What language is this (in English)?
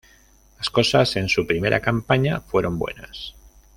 Spanish